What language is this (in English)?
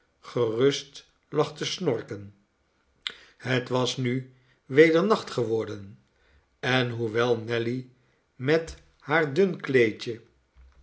Dutch